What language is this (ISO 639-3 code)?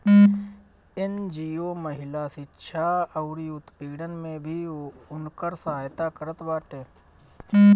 bho